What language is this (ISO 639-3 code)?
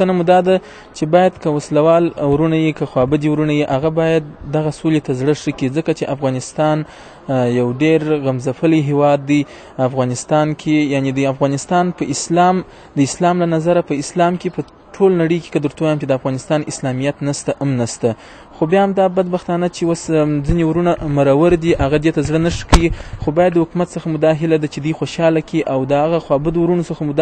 ara